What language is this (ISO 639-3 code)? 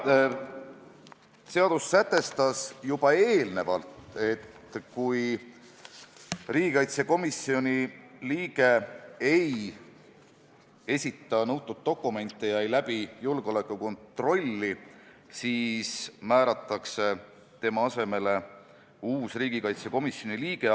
est